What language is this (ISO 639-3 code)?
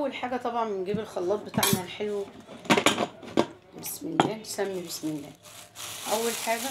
ara